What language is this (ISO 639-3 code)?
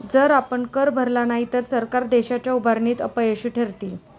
mar